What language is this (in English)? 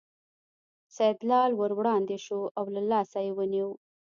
Pashto